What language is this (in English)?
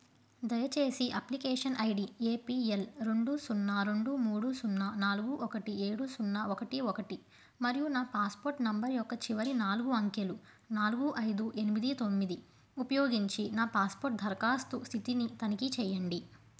Telugu